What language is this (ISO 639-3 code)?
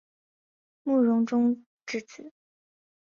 zho